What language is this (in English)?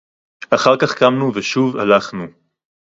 Hebrew